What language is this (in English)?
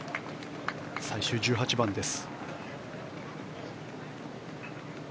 Japanese